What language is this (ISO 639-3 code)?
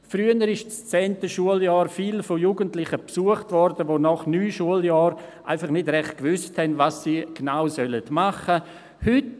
gsw